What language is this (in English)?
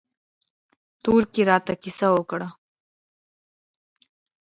Pashto